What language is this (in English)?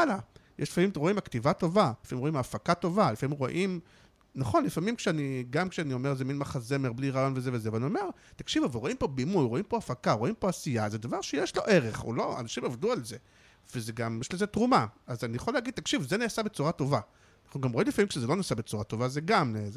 Hebrew